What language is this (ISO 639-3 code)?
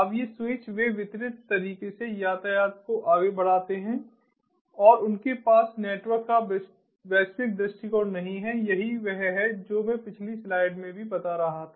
hin